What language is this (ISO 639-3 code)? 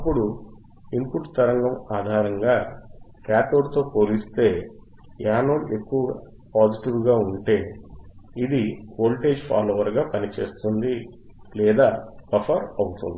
tel